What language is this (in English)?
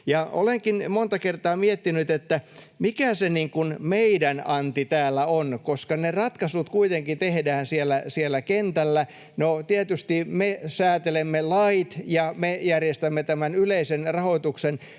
Finnish